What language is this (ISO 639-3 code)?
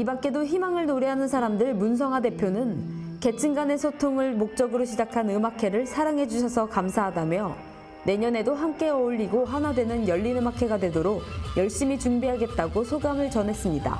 kor